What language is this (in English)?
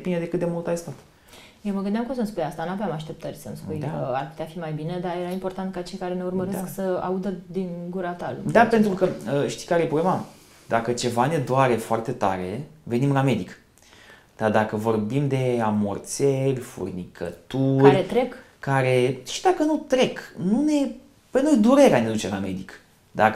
Romanian